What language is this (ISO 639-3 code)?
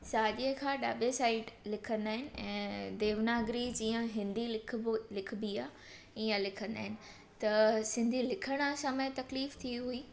snd